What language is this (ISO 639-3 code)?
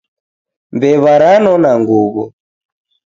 dav